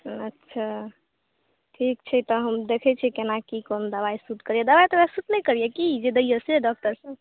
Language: Maithili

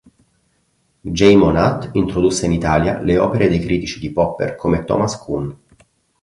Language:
Italian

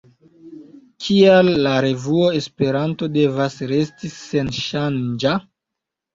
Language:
Esperanto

